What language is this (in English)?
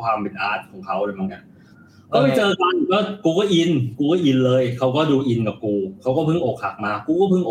Thai